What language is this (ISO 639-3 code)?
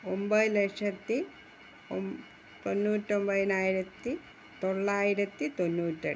mal